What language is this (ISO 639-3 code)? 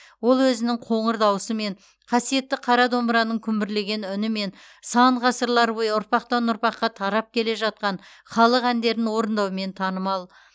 kaz